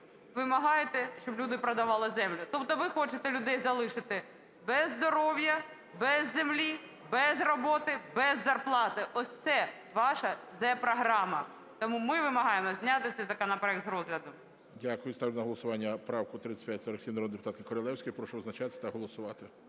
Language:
Ukrainian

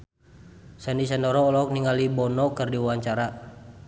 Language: Sundanese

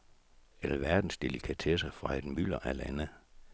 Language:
Danish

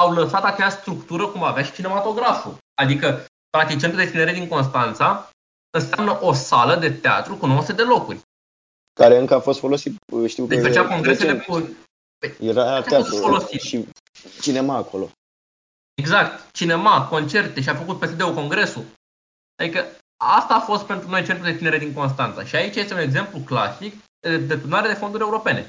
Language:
Romanian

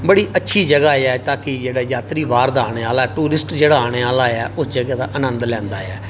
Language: Dogri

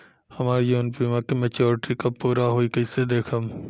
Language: Bhojpuri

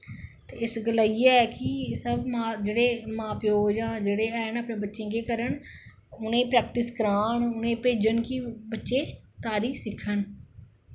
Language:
Dogri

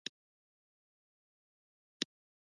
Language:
Pashto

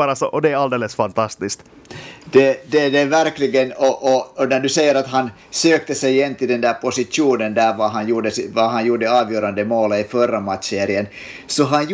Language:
Swedish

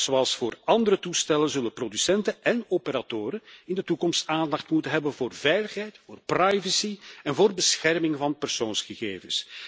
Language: Dutch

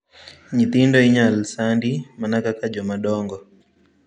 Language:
Luo (Kenya and Tanzania)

